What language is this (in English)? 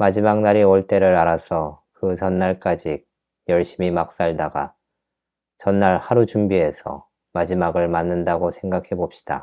Korean